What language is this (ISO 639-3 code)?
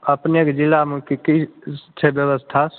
mai